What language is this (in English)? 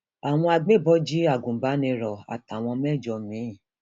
Yoruba